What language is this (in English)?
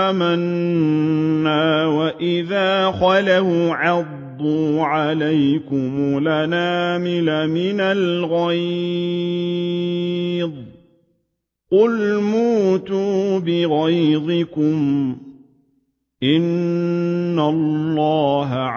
Arabic